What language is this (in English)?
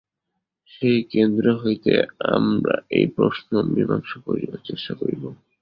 Bangla